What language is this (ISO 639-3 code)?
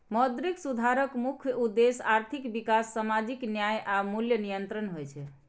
mai